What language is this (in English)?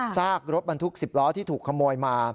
Thai